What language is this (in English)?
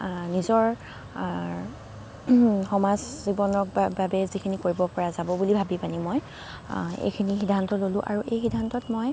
Assamese